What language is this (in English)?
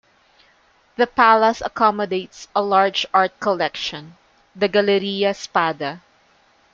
English